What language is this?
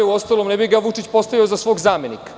Serbian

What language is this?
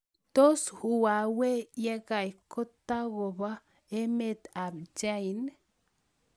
Kalenjin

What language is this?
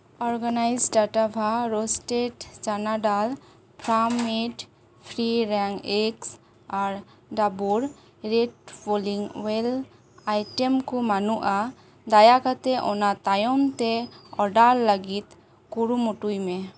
Santali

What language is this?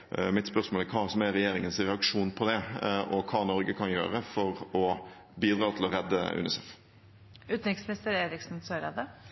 Norwegian Bokmål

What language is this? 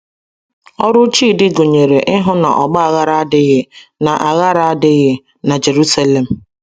Igbo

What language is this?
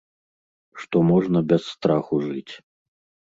Belarusian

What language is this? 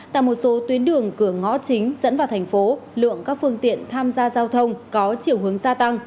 Vietnamese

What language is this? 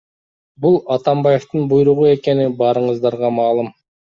Kyrgyz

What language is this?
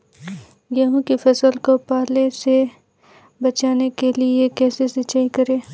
Hindi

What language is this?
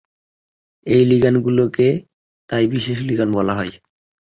Bangla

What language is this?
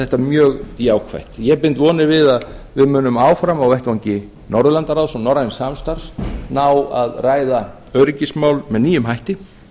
Icelandic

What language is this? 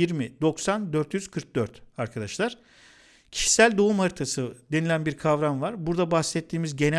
Turkish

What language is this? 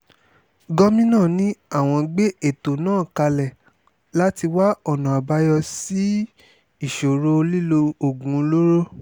Yoruba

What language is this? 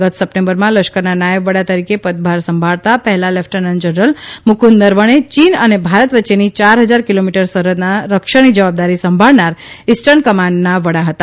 Gujarati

